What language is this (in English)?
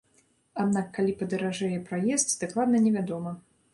Belarusian